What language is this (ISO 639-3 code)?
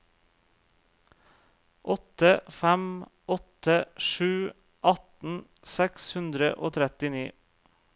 nor